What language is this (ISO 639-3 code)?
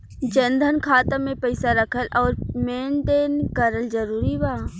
bho